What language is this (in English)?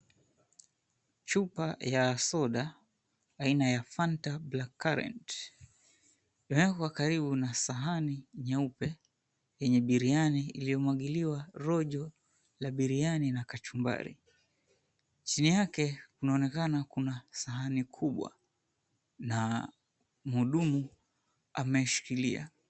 Swahili